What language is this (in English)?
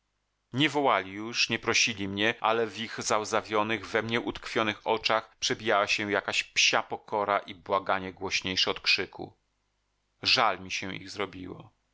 Polish